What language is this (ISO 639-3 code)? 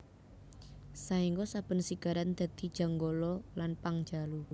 jav